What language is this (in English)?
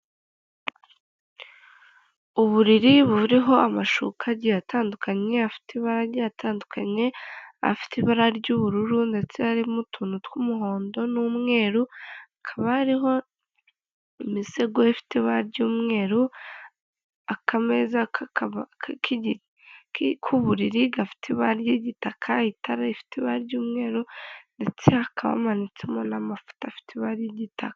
Kinyarwanda